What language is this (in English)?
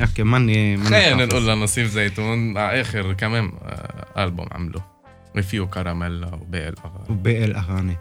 Arabic